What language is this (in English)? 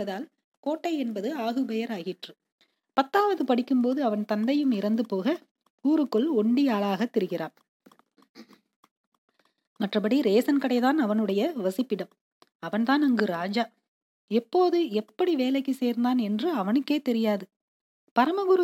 Tamil